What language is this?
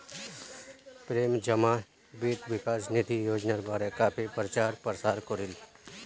Magahi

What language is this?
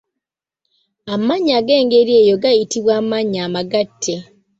Ganda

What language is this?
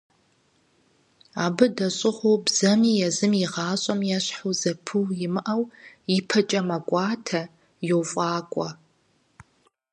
Kabardian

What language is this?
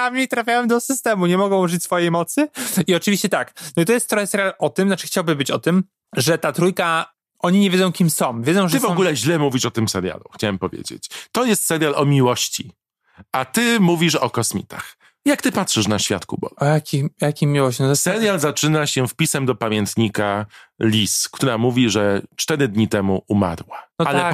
Polish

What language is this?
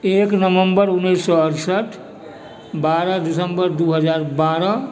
Maithili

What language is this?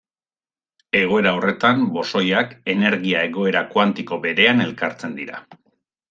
Basque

